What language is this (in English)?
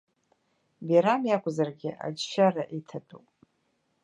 Abkhazian